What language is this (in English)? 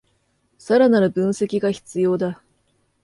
Japanese